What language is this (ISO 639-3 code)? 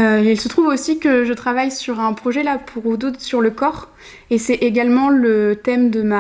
fra